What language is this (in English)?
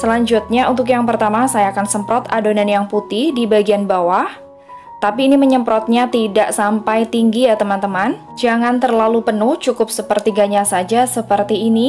Indonesian